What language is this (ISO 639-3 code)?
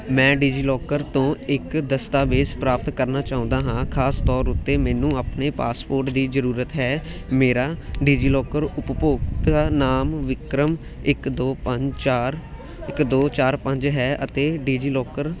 pan